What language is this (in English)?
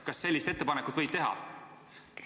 Estonian